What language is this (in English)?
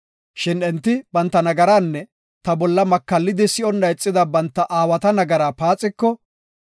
Gofa